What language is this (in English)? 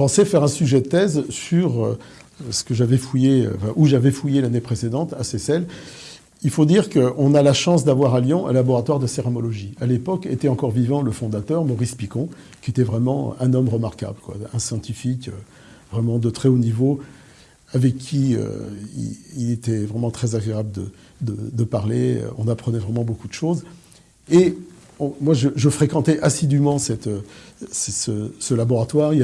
French